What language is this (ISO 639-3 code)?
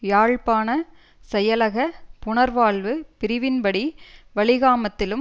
tam